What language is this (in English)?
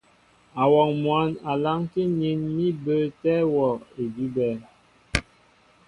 Mbo (Cameroon)